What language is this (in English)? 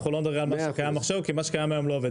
Hebrew